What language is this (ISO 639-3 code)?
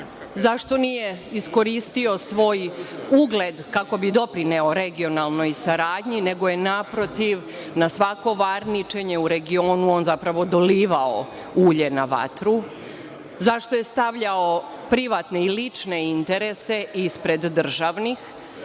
srp